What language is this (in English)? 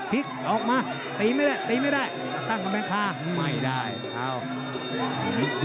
Thai